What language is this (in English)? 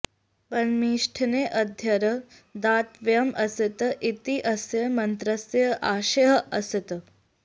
Sanskrit